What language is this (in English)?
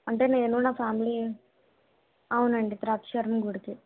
Telugu